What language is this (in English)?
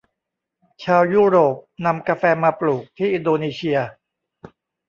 Thai